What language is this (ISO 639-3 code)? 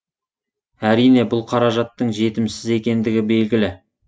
kaz